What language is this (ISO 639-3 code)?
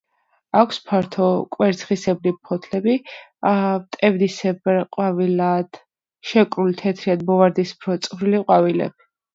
kat